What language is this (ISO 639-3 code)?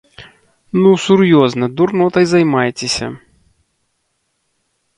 bel